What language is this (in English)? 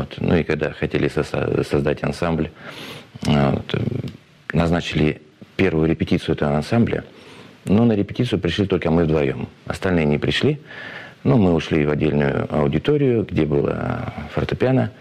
Russian